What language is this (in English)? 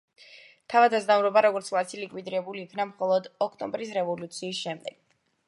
Georgian